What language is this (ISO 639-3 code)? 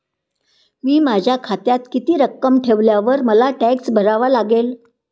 mar